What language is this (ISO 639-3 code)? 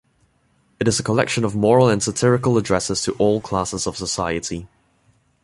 eng